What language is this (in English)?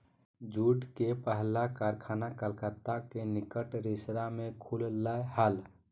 Magahi